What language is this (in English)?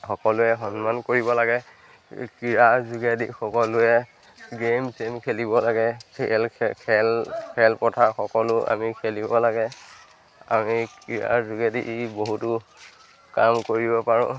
Assamese